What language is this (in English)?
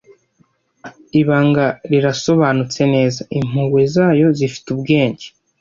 Kinyarwanda